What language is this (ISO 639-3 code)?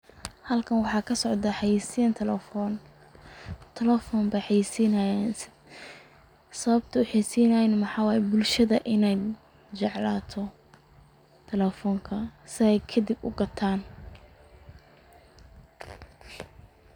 som